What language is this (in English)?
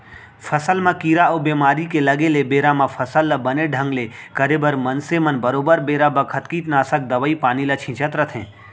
Chhattisgarhi